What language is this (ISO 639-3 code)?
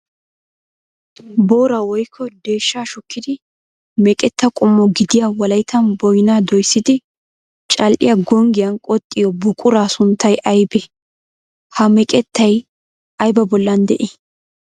wal